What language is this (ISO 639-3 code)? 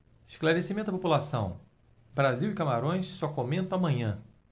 por